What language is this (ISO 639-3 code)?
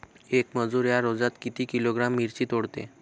mar